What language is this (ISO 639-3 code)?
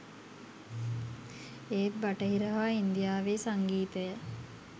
sin